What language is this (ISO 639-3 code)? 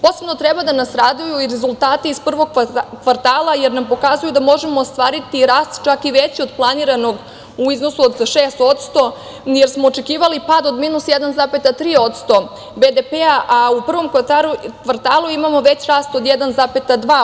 srp